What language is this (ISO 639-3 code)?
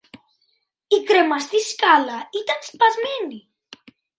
ell